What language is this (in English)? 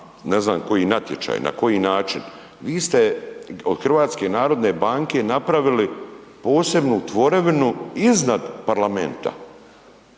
Croatian